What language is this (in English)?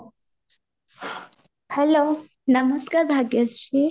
Odia